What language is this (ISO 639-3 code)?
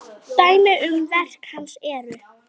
isl